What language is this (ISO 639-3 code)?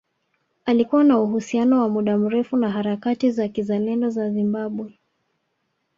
swa